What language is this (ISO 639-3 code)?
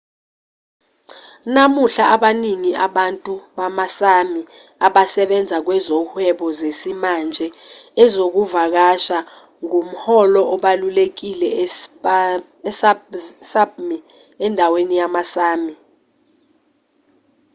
zul